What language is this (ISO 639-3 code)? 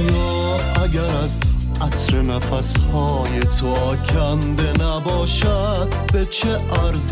fas